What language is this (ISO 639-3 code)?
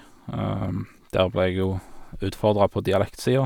nor